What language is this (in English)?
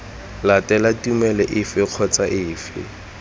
Tswana